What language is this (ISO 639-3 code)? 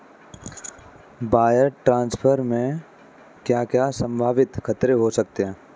hin